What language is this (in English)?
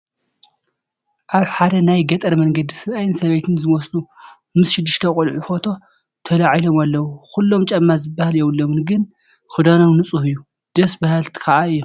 Tigrinya